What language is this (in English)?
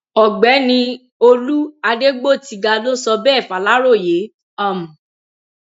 Yoruba